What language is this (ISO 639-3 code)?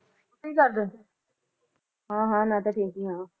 pan